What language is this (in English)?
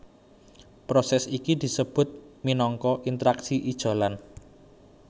Javanese